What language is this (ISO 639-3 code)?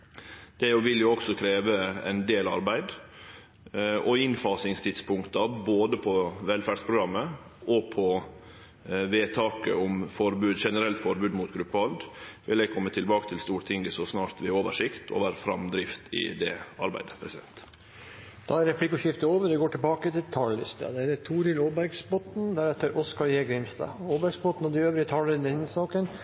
nor